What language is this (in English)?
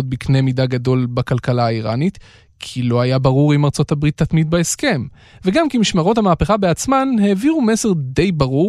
Hebrew